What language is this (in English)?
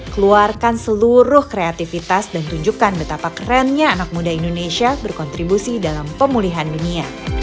Indonesian